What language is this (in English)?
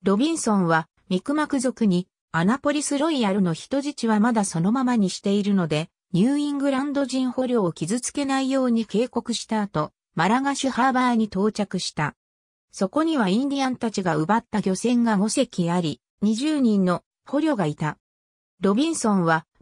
Japanese